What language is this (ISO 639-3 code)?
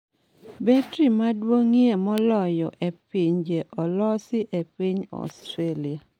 luo